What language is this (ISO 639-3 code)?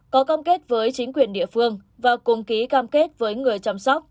vie